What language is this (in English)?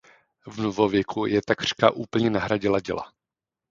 Czech